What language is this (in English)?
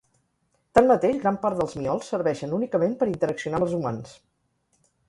Catalan